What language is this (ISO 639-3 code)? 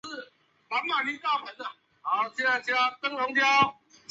zho